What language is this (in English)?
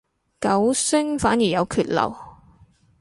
Cantonese